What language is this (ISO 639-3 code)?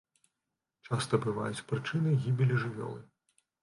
bel